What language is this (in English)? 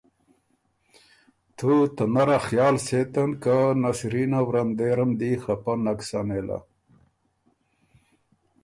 Ormuri